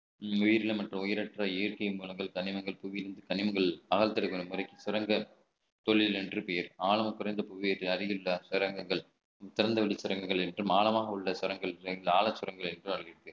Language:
Tamil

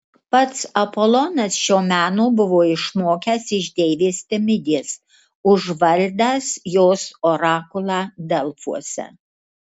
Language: Lithuanian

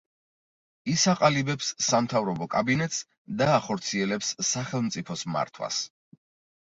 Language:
Georgian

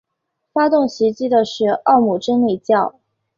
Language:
Chinese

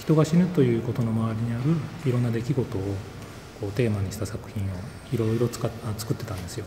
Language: Japanese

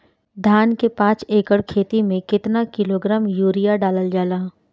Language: Bhojpuri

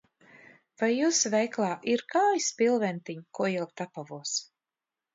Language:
Latvian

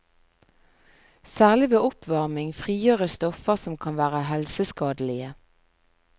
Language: Norwegian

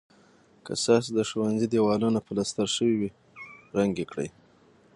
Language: Pashto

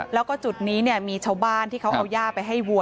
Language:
Thai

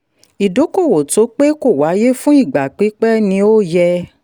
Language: Yoruba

